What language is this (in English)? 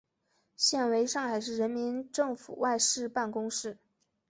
Chinese